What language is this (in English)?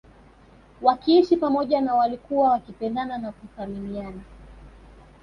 Swahili